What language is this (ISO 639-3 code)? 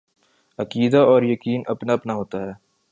urd